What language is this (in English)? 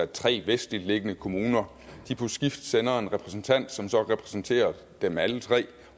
Danish